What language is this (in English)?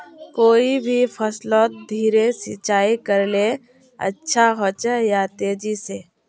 Magahi